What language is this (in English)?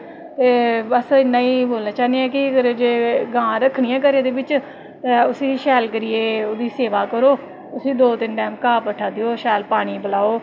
Dogri